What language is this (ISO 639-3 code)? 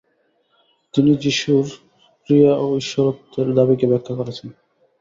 ben